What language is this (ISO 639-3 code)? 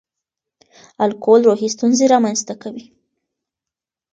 pus